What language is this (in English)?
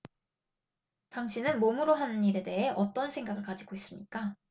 Korean